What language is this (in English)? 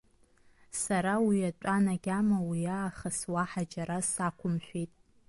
Abkhazian